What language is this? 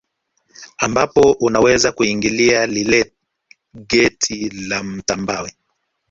Swahili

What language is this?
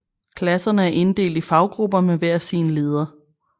Danish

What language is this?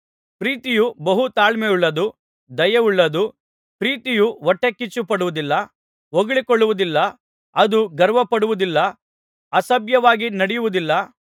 Kannada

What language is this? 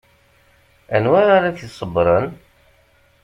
Kabyle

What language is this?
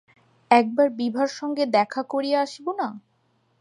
Bangla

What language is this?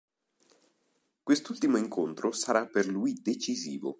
Italian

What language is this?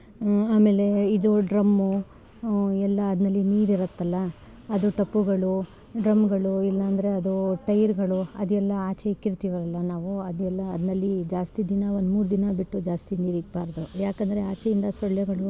Kannada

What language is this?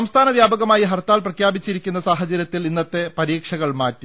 Malayalam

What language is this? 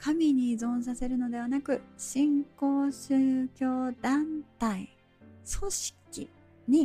Japanese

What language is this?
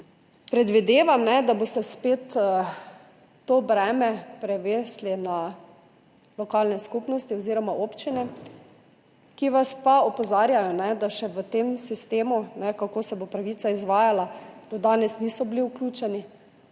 Slovenian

